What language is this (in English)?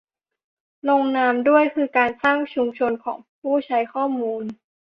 Thai